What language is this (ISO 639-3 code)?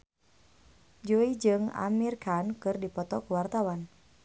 sun